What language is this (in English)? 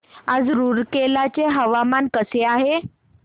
Marathi